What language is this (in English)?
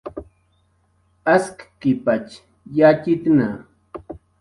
Jaqaru